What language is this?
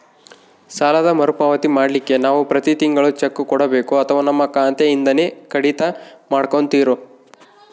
Kannada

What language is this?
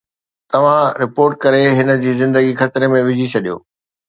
Sindhi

